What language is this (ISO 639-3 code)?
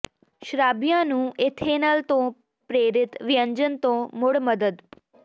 pan